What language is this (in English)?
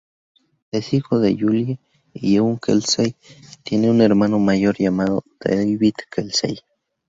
Spanish